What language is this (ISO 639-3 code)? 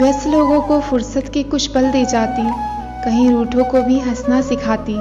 hin